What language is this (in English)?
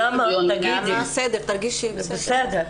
Hebrew